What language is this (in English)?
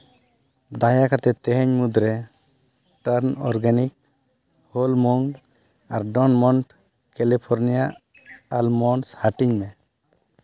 Santali